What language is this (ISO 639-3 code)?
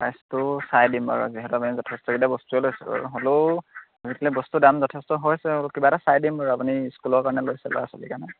asm